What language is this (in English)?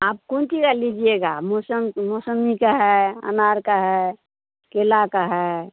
Hindi